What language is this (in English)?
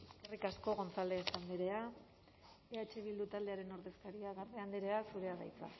Basque